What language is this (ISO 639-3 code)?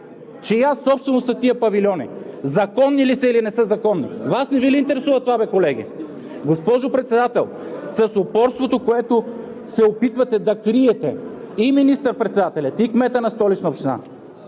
bul